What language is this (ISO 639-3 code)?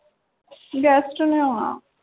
pan